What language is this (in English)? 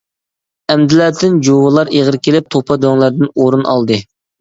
Uyghur